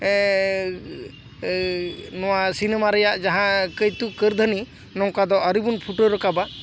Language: Santali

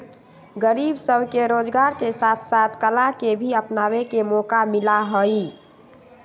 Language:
Magahi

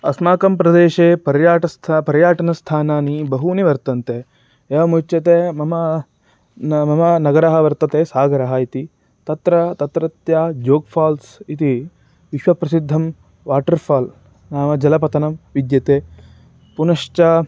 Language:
Sanskrit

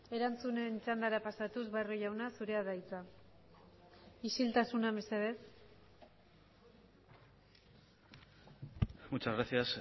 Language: Basque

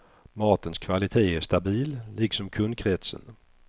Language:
Swedish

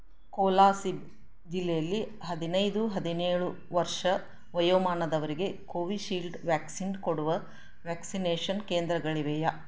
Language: Kannada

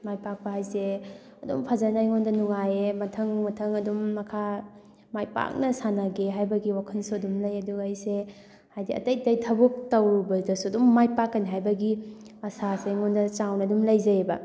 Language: Manipuri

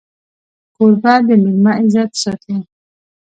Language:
Pashto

